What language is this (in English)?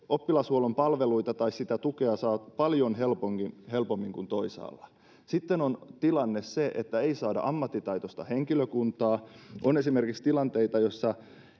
Finnish